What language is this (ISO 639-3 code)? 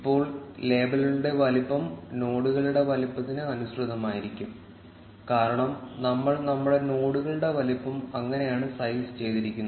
mal